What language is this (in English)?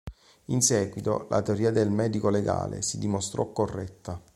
Italian